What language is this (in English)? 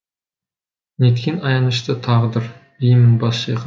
Kazakh